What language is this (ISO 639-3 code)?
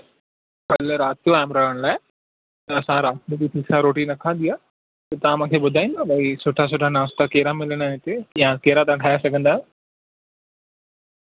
snd